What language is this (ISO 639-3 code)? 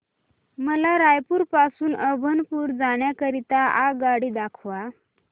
mar